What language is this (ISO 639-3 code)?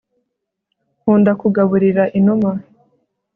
kin